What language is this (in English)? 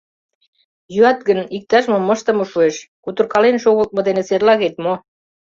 Mari